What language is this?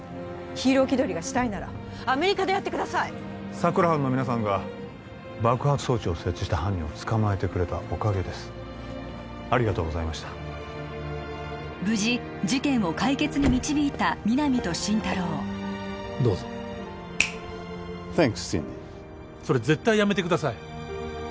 Japanese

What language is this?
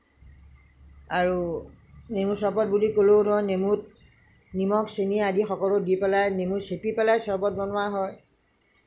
Assamese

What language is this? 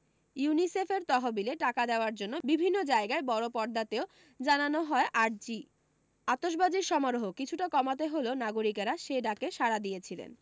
Bangla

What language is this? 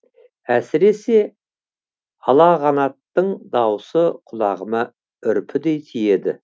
Kazakh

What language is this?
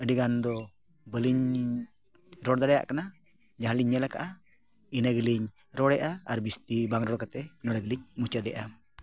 Santali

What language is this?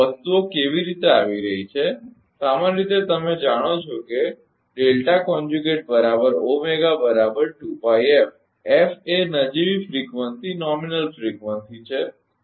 Gujarati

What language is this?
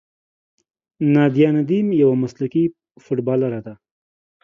Pashto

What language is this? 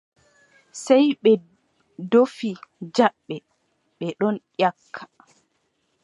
Adamawa Fulfulde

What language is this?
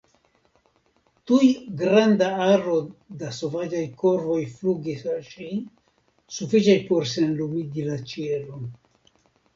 Esperanto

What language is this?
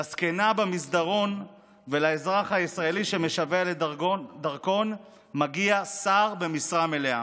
Hebrew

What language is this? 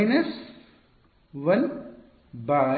Kannada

